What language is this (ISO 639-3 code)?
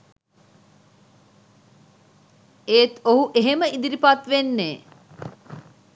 sin